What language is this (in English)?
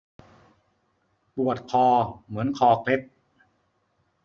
Thai